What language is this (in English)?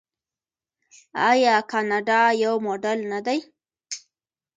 Pashto